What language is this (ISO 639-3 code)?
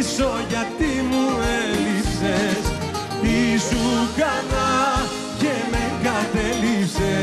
ell